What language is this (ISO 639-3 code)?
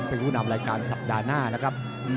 tha